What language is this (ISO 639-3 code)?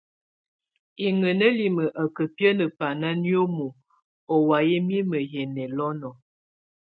tvu